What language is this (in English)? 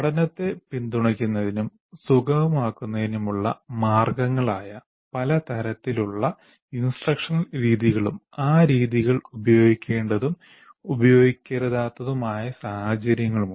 Malayalam